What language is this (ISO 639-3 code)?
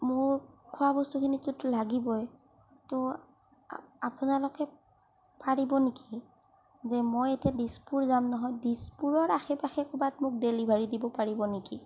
asm